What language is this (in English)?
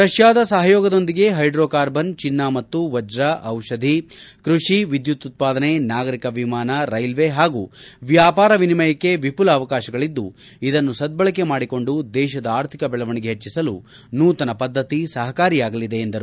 Kannada